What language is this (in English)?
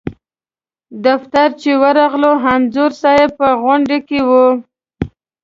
Pashto